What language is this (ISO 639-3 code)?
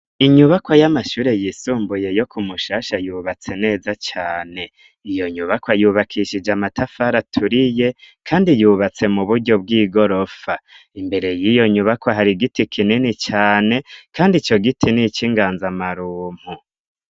run